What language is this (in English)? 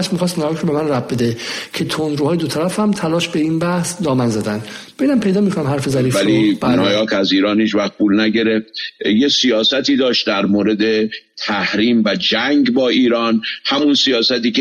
Persian